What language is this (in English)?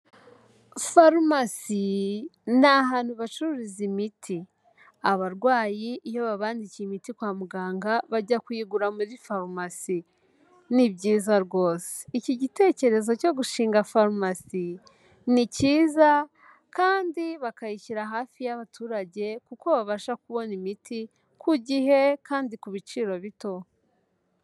Kinyarwanda